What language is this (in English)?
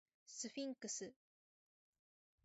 Japanese